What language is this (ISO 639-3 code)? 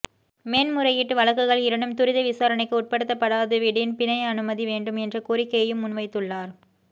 tam